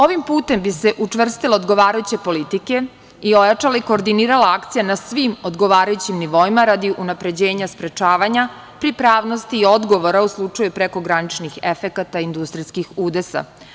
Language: Serbian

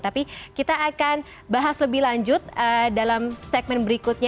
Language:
Indonesian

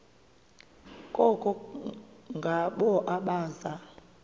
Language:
Xhosa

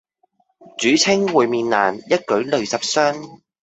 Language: Cantonese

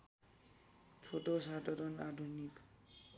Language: Nepali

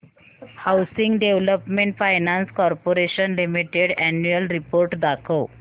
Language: Marathi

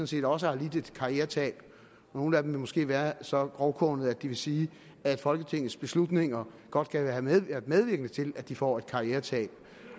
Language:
Danish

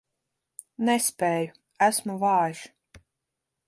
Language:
Latvian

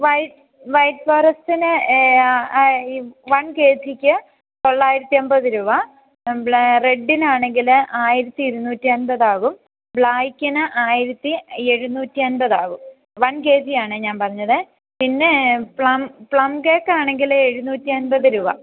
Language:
Malayalam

